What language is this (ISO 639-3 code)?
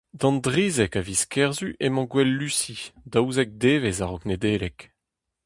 bre